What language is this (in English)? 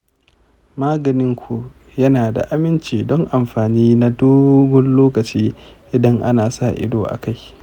Hausa